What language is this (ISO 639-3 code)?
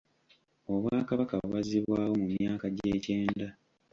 lug